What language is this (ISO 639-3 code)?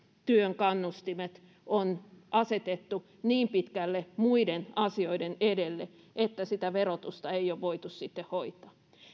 fin